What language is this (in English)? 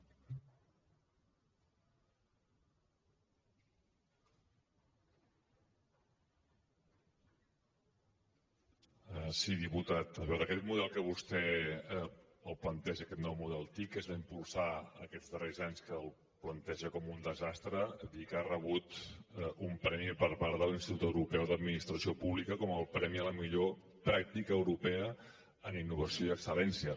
Catalan